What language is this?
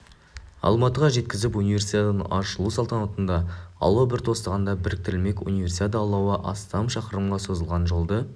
Kazakh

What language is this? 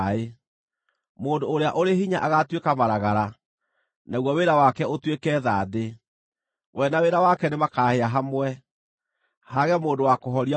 Kikuyu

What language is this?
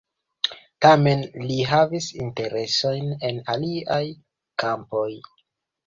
Esperanto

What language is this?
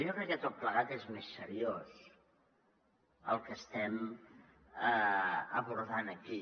Catalan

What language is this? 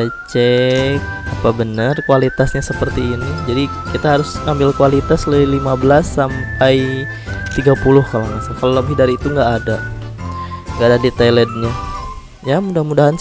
Indonesian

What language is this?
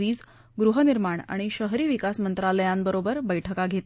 Marathi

